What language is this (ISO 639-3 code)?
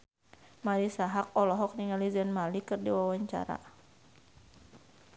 sun